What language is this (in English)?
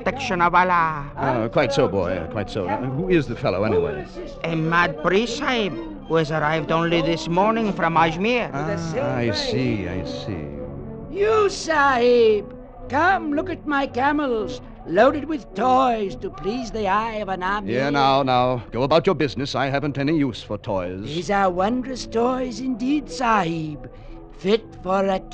English